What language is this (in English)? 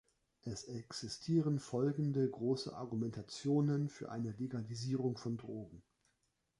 German